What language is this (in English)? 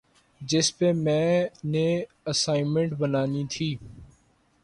Urdu